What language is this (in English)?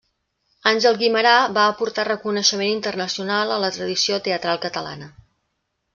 Catalan